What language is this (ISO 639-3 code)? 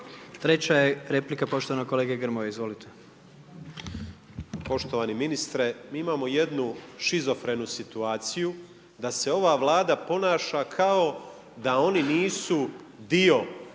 hrv